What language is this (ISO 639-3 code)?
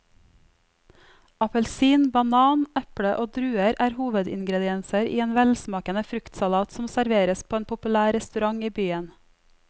nor